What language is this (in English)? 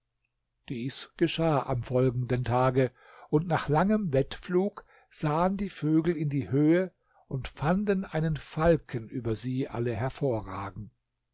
German